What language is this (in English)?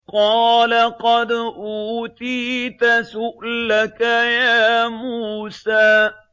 Arabic